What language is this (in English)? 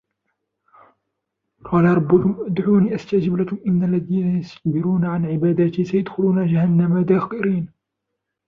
Arabic